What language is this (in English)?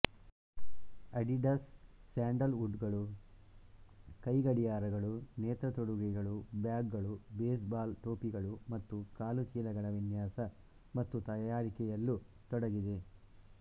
Kannada